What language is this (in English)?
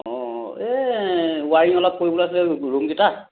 Assamese